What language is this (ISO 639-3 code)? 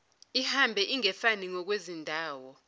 zul